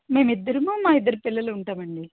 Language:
Telugu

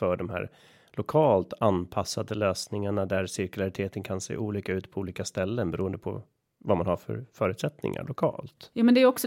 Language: Swedish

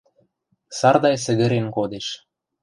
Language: Western Mari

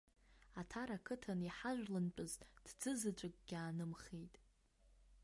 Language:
Abkhazian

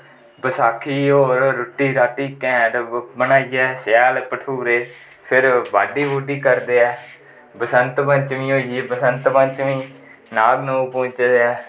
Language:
Dogri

